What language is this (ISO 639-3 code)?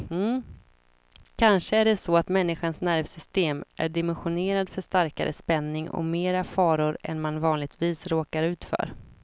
swe